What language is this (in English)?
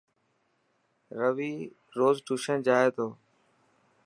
Dhatki